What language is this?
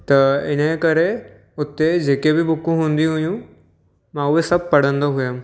Sindhi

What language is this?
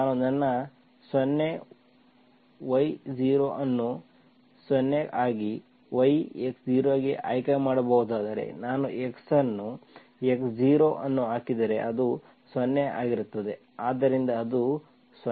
Kannada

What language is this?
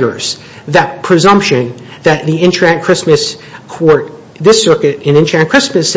English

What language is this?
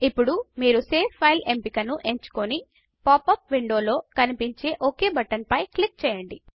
Telugu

